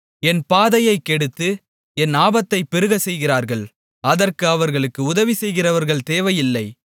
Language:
Tamil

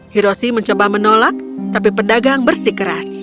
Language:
Indonesian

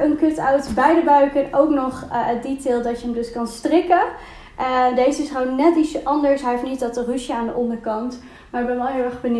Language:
Dutch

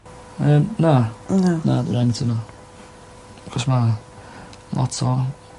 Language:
Welsh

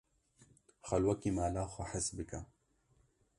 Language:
Kurdish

